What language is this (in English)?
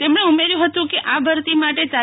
Gujarati